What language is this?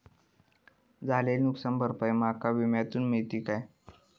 Marathi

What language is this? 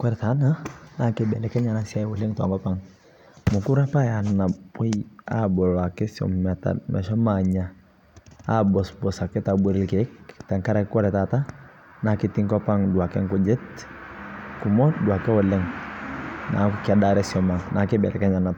Masai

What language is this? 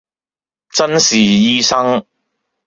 Cantonese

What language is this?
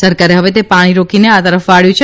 Gujarati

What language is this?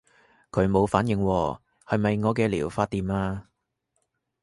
Cantonese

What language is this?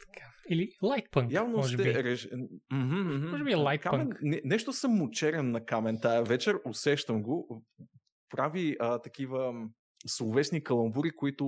Bulgarian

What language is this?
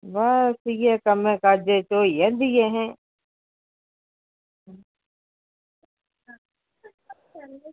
Dogri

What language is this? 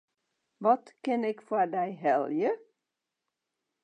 Western Frisian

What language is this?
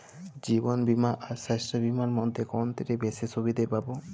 Bangla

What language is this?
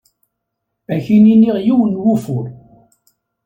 Kabyle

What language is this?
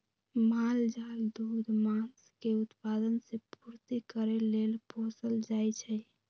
Magahi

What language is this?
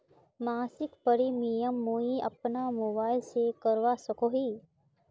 Magahi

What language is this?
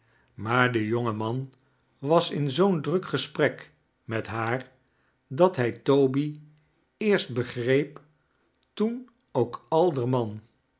Dutch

